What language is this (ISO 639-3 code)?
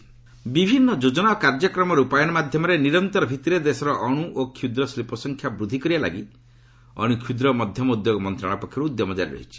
ori